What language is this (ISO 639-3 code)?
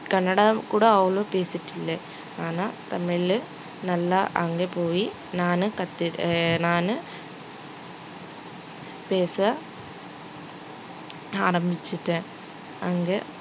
tam